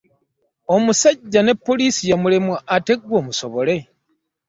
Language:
Ganda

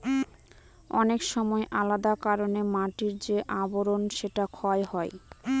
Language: Bangla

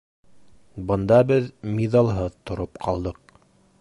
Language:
Bashkir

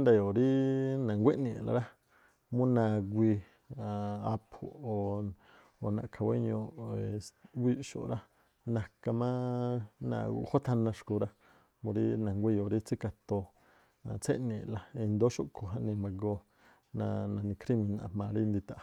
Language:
Tlacoapa Me'phaa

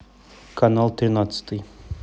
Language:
Russian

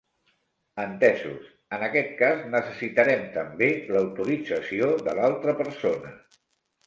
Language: Catalan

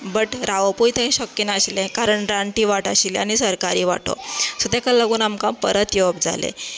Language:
Konkani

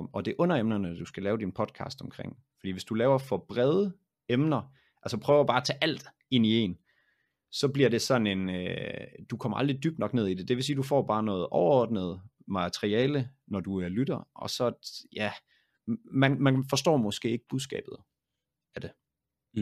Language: Danish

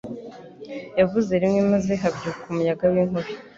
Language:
Kinyarwanda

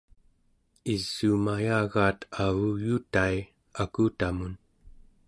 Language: Central Yupik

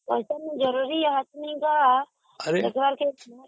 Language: Odia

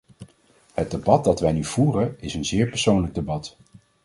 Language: Dutch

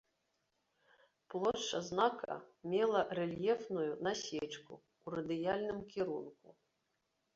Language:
Belarusian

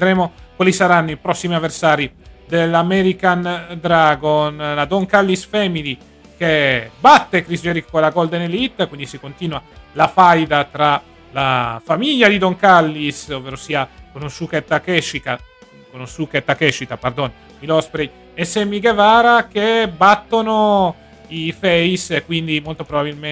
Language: Italian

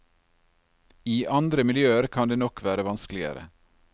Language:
Norwegian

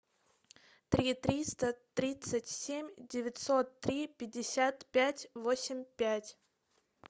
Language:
Russian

